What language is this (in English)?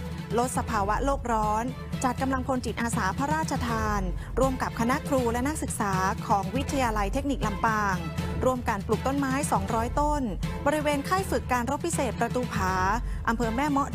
Thai